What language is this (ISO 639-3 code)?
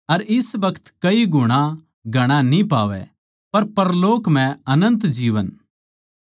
bgc